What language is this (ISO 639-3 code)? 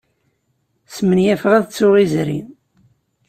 kab